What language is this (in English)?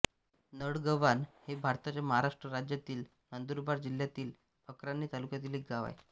Marathi